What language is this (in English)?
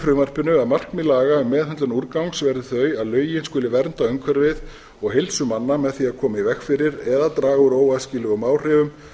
Icelandic